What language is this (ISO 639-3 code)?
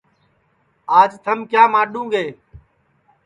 ssi